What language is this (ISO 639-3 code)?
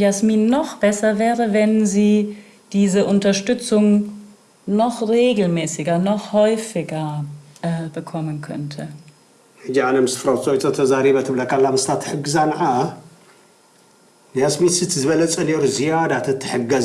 deu